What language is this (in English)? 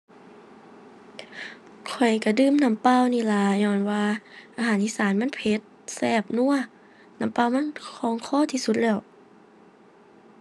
Thai